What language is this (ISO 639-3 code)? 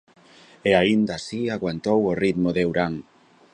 glg